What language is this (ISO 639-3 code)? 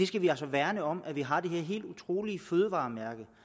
dan